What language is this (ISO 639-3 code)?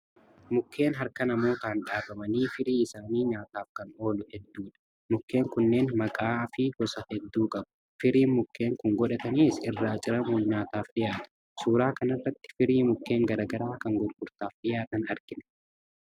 orm